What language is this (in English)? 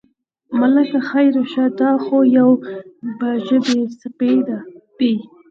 Pashto